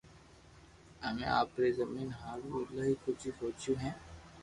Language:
Loarki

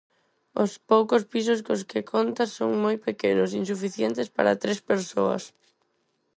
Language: Galician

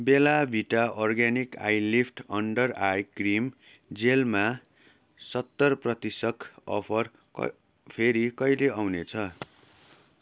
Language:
Nepali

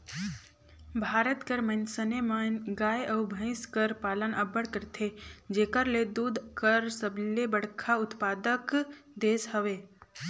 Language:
Chhattisgarhi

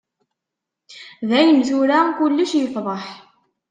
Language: Kabyle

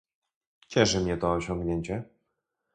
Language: Polish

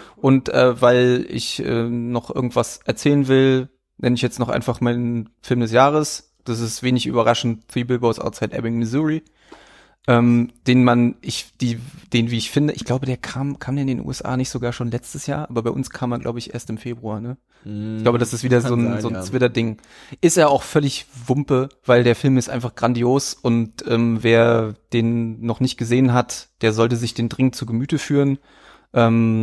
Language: German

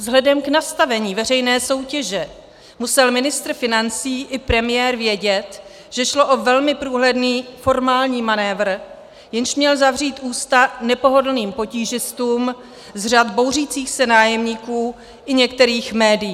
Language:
Czech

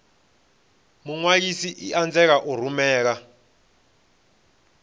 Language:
Venda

